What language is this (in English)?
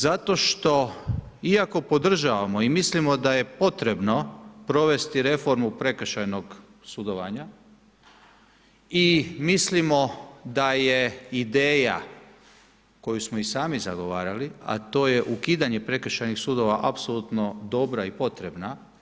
Croatian